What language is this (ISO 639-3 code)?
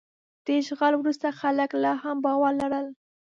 pus